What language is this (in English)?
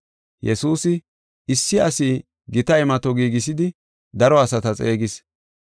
Gofa